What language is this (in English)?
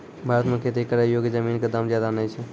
Maithili